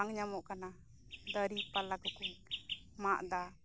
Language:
Santali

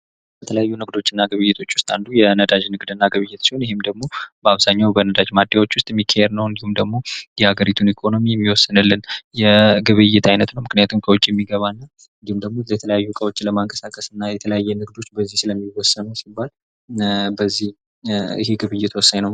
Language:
Amharic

